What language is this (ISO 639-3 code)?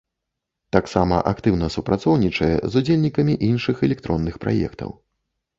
bel